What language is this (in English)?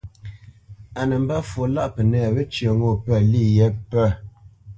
Bamenyam